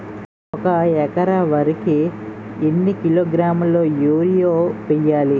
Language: Telugu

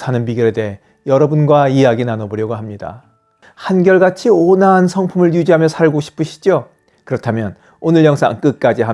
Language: Korean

